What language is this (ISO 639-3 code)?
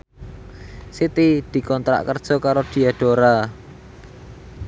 jav